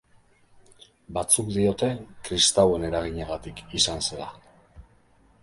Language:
Basque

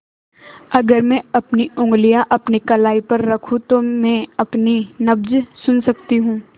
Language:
Hindi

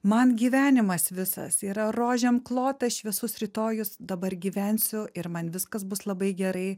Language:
Lithuanian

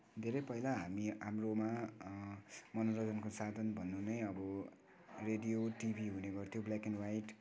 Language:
Nepali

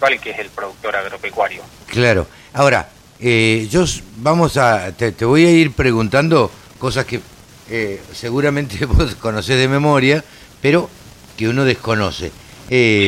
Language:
Spanish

